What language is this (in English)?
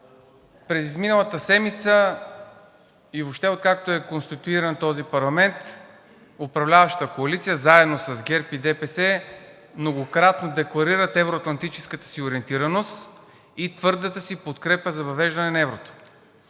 Bulgarian